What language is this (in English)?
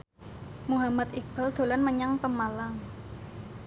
Javanese